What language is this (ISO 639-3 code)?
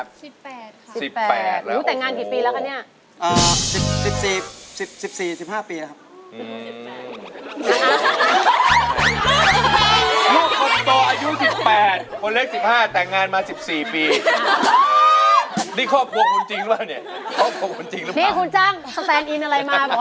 tha